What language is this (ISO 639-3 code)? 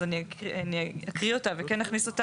heb